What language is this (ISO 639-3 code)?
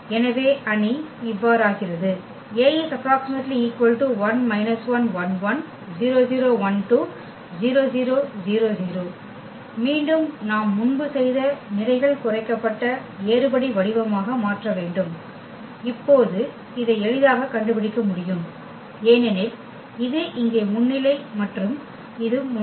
tam